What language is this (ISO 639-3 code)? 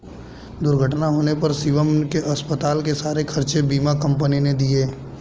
hin